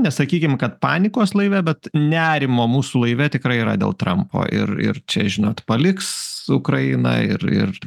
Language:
Lithuanian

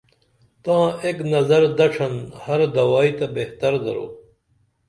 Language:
Dameli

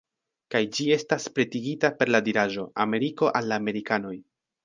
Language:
Esperanto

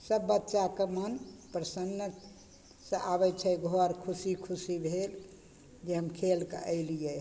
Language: Maithili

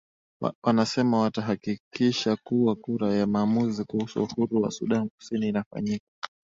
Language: Swahili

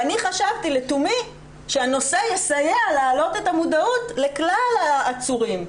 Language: Hebrew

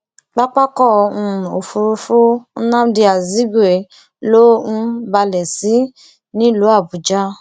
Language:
Yoruba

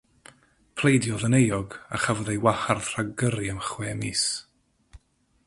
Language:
Welsh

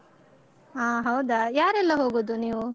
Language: Kannada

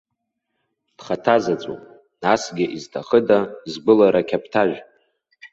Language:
Abkhazian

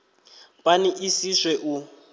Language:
Venda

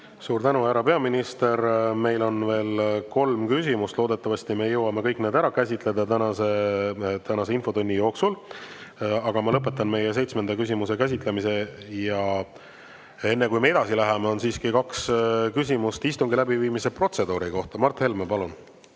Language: Estonian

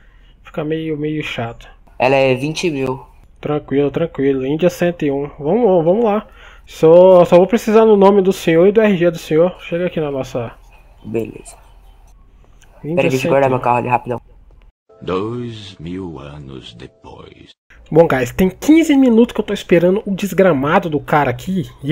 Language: Portuguese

